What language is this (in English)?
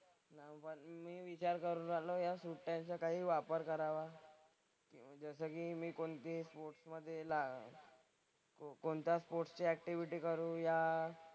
Marathi